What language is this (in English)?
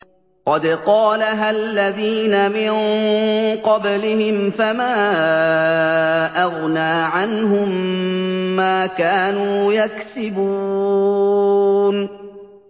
Arabic